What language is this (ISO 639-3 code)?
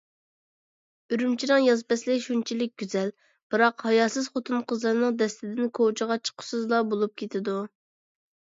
uig